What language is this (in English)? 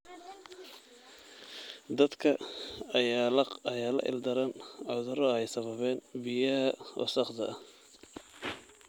Somali